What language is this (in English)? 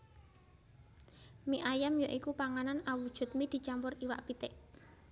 Javanese